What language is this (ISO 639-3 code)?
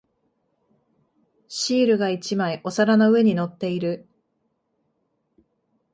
jpn